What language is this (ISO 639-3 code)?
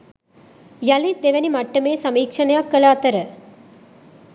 sin